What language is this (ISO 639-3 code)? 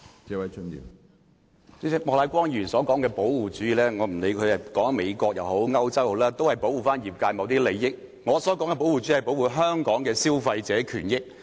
yue